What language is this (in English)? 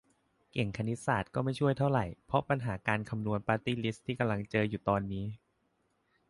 Thai